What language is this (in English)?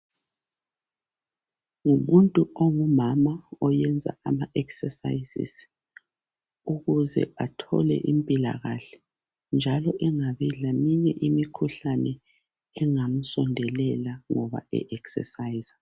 North Ndebele